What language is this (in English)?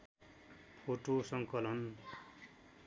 Nepali